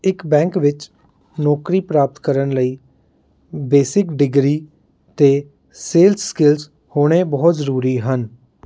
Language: Punjabi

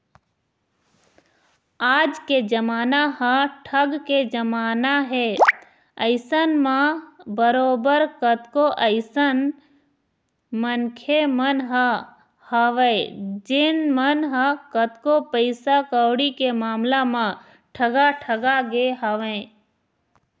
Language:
Chhattisgarhi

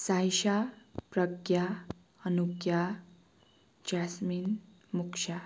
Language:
Nepali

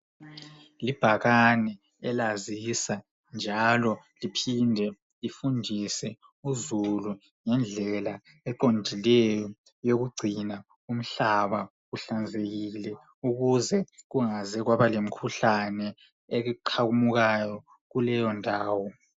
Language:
North Ndebele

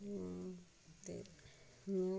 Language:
Dogri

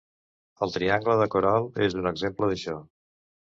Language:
Catalan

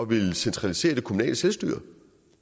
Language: Danish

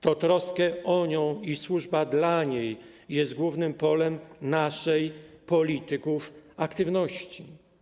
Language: Polish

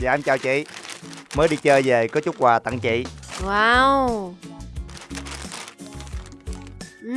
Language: Vietnamese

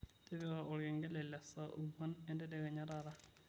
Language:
Masai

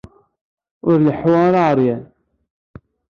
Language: Kabyle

